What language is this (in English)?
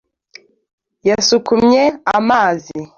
Kinyarwanda